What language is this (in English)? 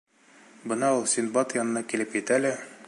Bashkir